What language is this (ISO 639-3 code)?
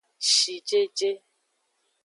ajg